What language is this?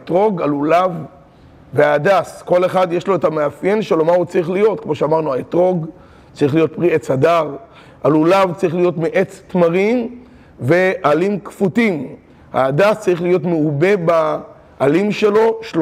Hebrew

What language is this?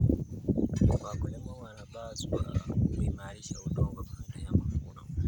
Kalenjin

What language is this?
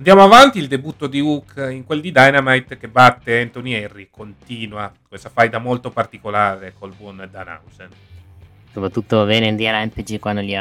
Italian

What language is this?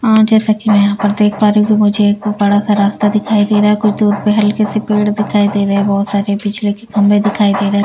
Hindi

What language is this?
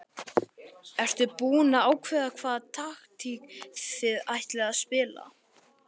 Icelandic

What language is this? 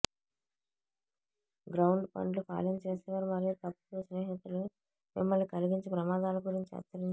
Telugu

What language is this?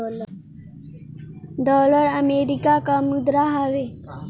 Bhojpuri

